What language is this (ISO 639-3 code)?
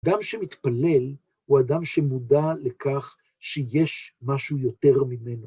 heb